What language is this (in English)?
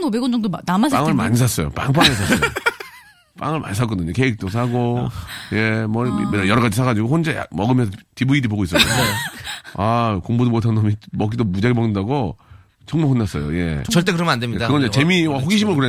Korean